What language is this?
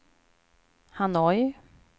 Swedish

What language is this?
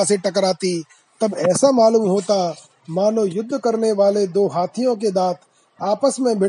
Hindi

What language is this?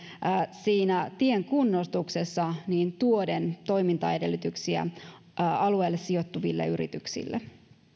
Finnish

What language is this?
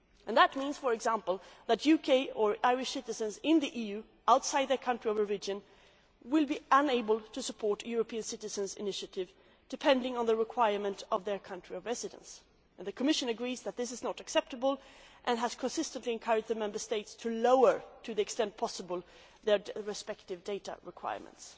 English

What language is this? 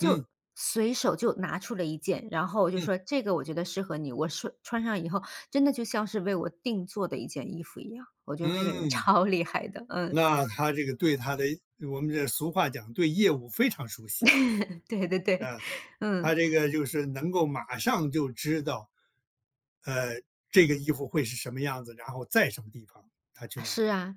Chinese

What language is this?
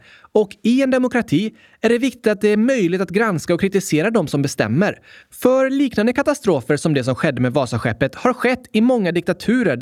Swedish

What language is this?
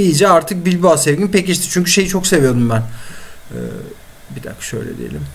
Turkish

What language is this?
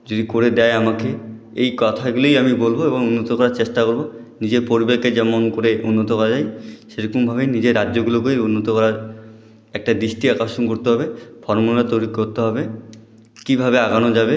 Bangla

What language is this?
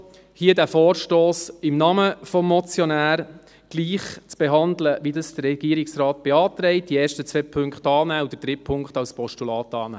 Swiss German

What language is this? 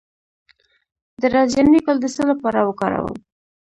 Pashto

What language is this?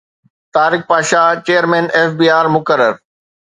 Sindhi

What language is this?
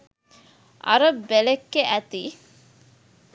Sinhala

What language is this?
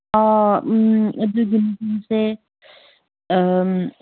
Manipuri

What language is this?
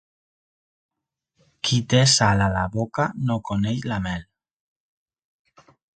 Catalan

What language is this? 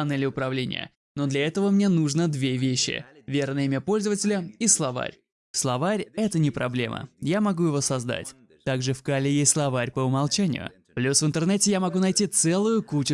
Russian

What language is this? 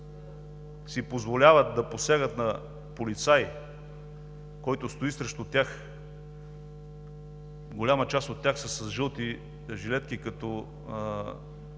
Bulgarian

